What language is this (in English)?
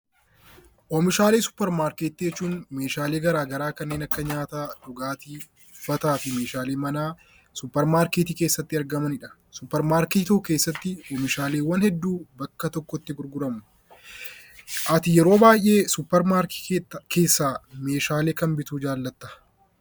Oromo